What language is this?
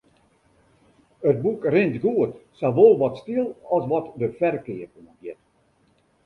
Western Frisian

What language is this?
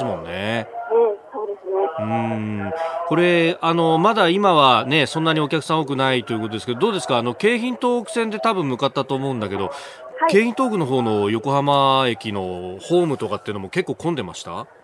Japanese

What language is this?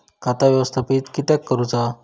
Marathi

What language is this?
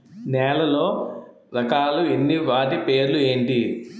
Telugu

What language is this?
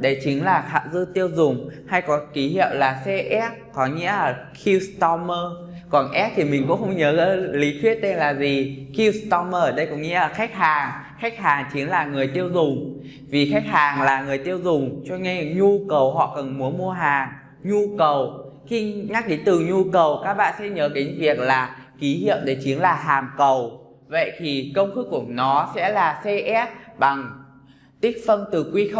Vietnamese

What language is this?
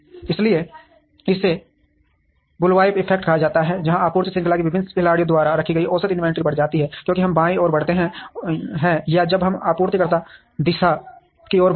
Hindi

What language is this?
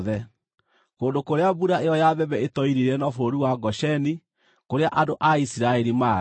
Kikuyu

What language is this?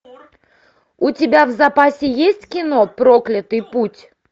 Russian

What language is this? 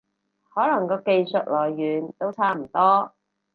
Cantonese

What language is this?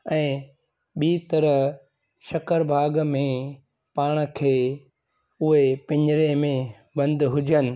Sindhi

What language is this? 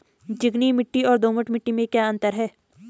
Hindi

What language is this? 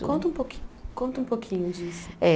Portuguese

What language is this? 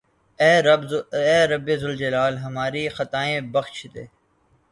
Urdu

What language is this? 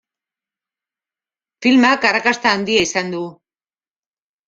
Basque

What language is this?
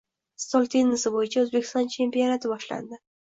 Uzbek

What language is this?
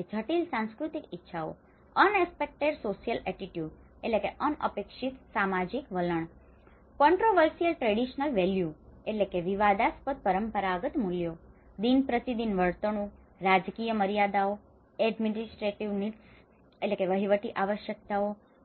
Gujarati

